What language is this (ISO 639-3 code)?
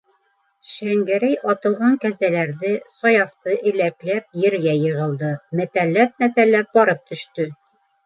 bak